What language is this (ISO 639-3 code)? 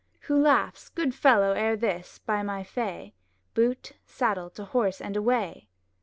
eng